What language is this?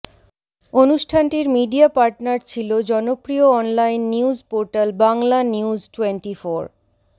Bangla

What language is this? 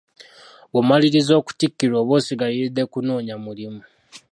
Ganda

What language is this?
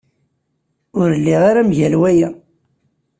Kabyle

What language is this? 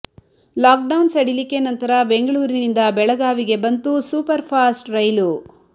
Kannada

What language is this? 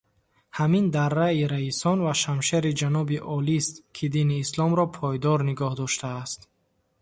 Tajik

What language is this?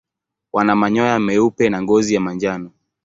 Swahili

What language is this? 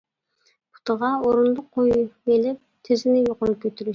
Uyghur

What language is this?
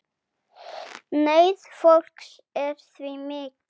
Icelandic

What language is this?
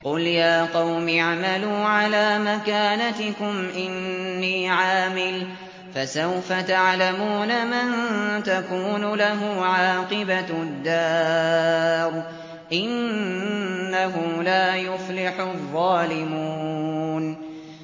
Arabic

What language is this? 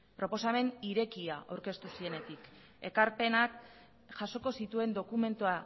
Basque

